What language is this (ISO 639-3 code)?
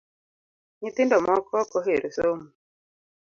luo